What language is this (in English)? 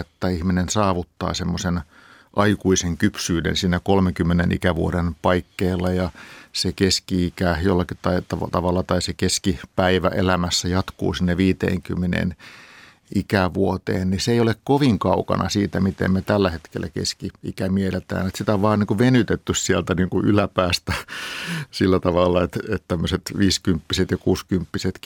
Finnish